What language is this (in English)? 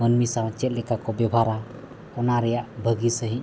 Santali